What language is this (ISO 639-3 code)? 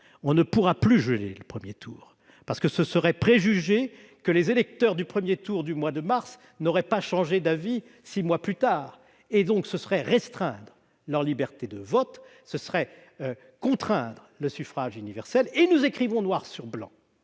fra